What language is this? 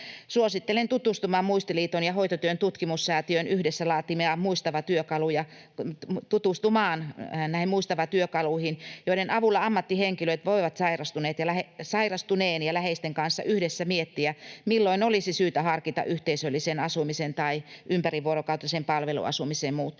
Finnish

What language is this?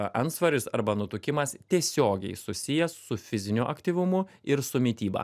Lithuanian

